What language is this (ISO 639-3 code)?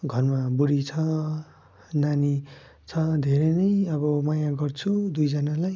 nep